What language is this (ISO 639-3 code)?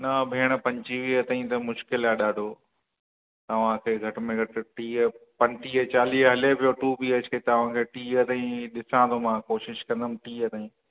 snd